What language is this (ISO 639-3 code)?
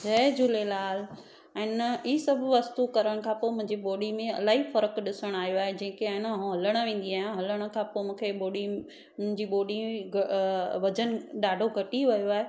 snd